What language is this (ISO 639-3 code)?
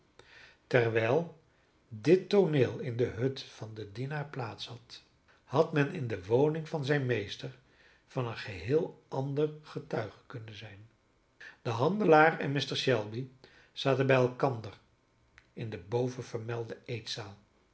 nld